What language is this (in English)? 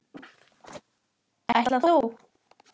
Icelandic